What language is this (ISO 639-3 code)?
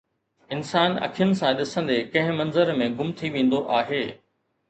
snd